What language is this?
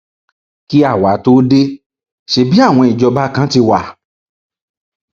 Yoruba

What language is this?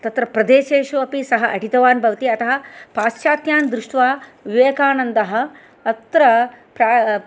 Sanskrit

